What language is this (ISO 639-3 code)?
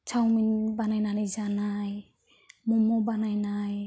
brx